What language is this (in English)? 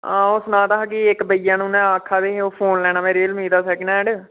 Dogri